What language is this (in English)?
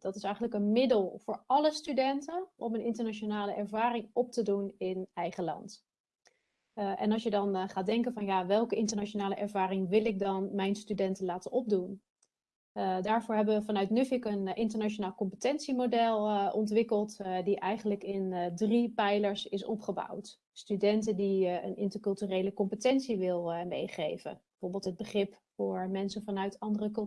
Dutch